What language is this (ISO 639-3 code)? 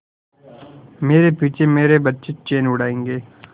hin